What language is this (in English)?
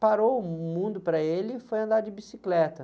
Portuguese